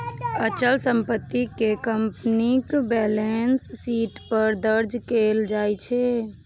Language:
Maithili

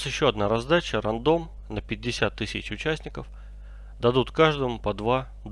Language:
Russian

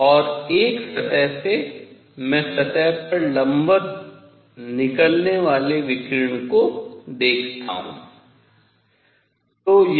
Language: Hindi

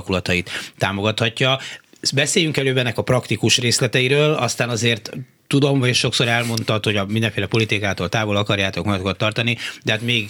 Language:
Hungarian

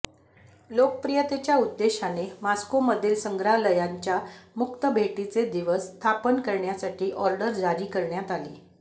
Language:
Marathi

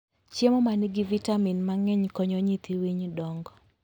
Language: Luo (Kenya and Tanzania)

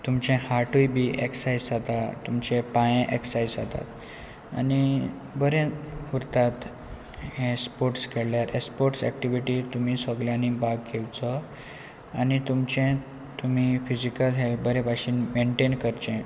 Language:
Konkani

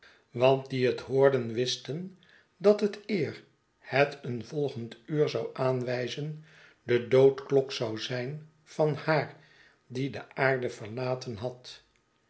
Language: Dutch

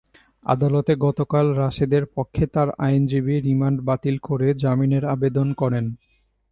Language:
Bangla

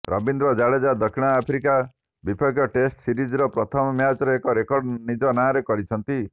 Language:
Odia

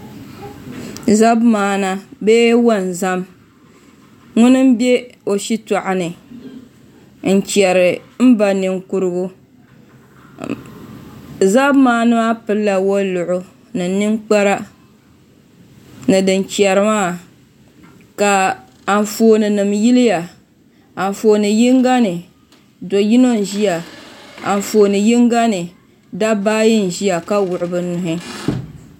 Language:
Dagbani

